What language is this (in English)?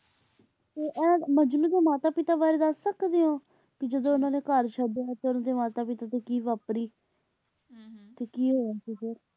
Punjabi